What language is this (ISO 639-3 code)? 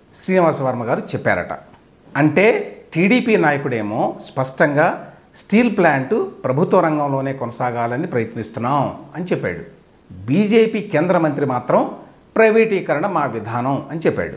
tel